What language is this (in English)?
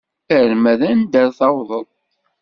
Kabyle